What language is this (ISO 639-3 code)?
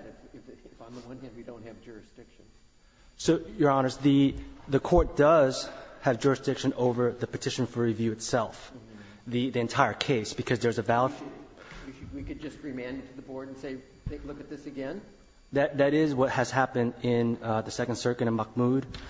eng